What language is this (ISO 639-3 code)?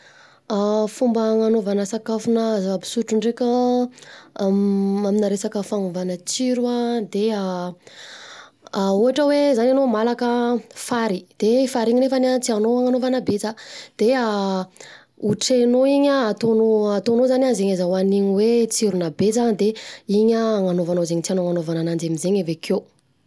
bzc